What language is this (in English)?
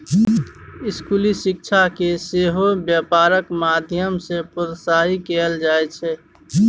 Maithili